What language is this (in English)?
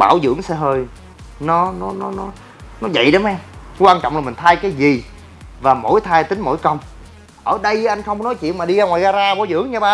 Vietnamese